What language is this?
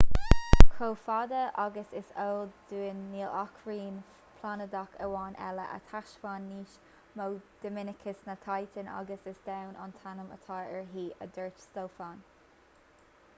Irish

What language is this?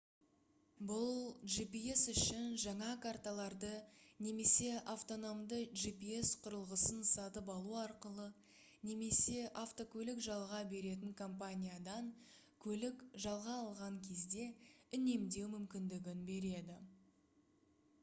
Kazakh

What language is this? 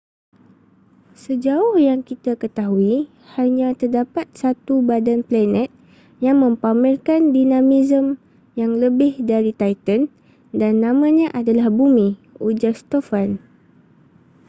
Malay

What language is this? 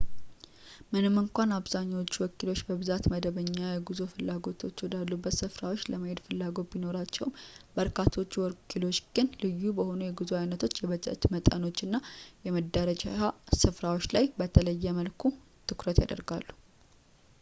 Amharic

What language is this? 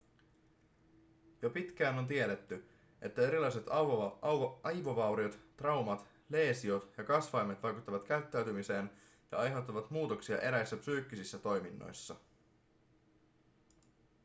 Finnish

